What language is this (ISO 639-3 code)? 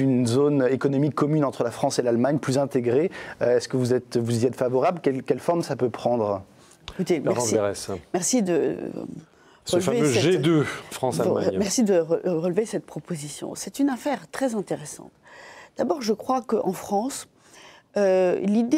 fra